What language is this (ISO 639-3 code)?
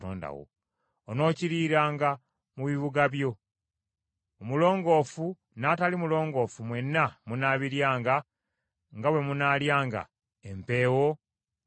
lug